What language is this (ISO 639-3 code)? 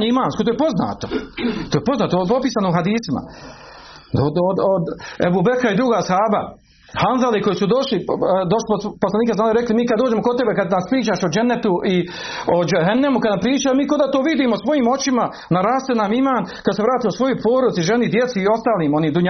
hrv